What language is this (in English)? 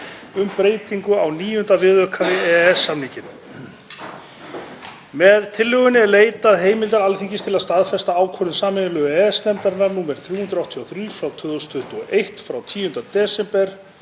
Icelandic